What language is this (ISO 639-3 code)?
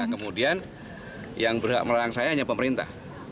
ind